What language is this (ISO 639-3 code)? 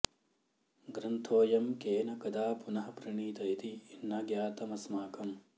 san